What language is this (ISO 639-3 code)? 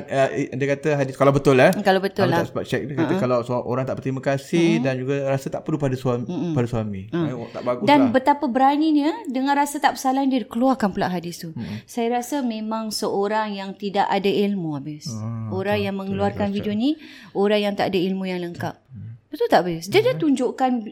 msa